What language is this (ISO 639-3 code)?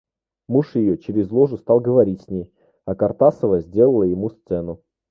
rus